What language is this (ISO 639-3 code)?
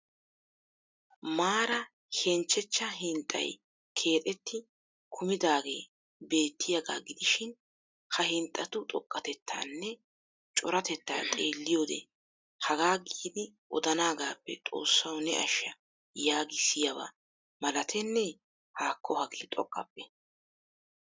wal